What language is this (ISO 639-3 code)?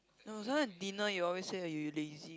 eng